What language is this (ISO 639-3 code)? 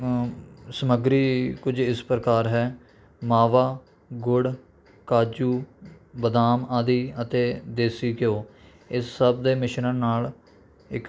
pan